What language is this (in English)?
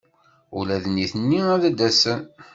Kabyle